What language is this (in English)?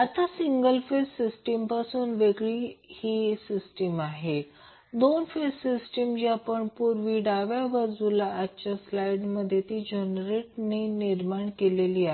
Marathi